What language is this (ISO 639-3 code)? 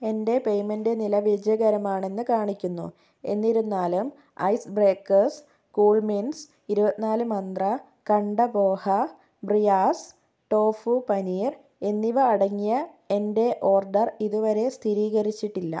mal